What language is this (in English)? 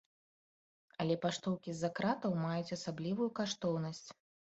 Belarusian